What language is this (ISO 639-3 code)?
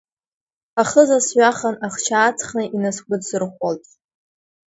abk